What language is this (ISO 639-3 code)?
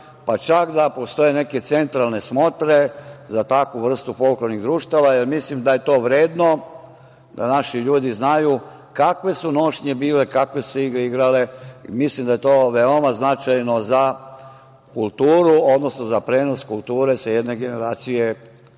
srp